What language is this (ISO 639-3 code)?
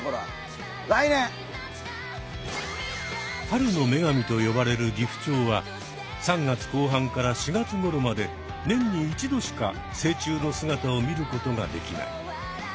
jpn